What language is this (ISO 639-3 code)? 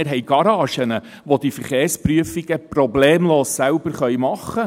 gsw